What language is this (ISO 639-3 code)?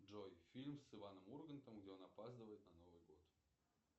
rus